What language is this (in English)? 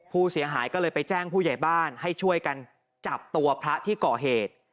Thai